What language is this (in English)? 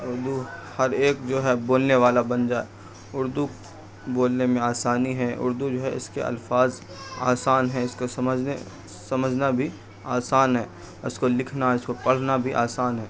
Urdu